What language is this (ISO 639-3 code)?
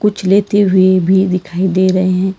hin